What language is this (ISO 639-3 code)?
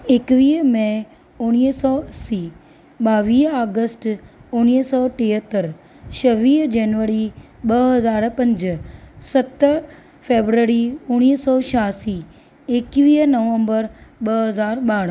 snd